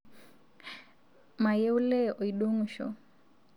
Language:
Masai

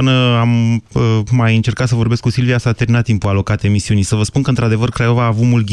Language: Romanian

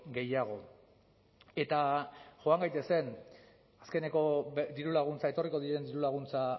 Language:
Basque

